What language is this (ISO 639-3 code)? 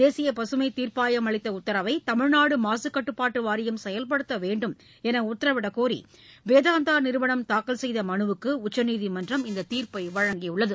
tam